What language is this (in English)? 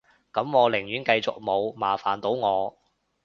Cantonese